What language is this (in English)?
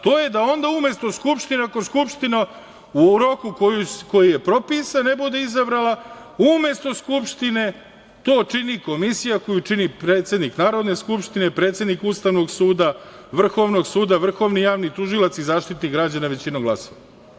Serbian